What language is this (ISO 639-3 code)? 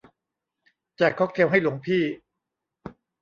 tha